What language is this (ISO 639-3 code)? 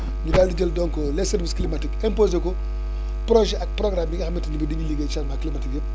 wol